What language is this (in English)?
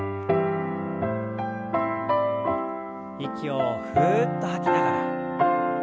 Japanese